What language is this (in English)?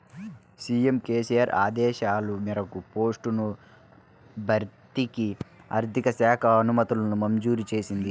Telugu